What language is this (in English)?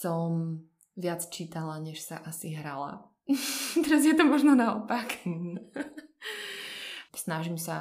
Slovak